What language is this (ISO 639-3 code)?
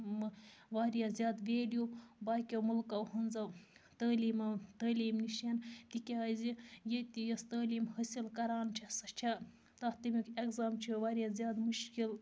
kas